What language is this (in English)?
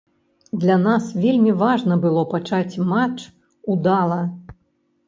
Belarusian